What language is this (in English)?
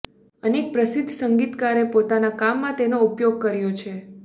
Gujarati